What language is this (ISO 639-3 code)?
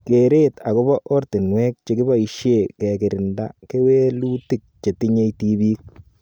kln